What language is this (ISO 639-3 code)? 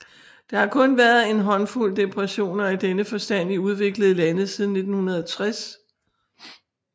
dan